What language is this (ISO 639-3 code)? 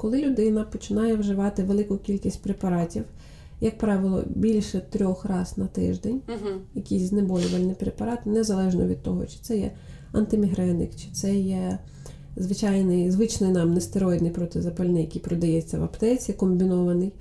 ukr